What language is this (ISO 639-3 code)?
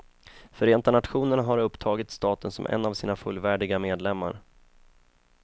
swe